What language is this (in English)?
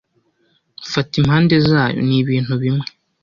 Kinyarwanda